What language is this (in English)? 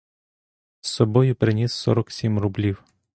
Ukrainian